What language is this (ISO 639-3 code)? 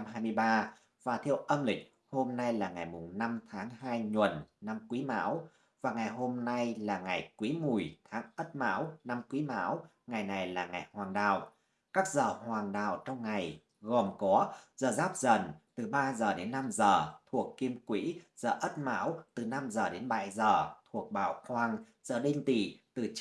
vie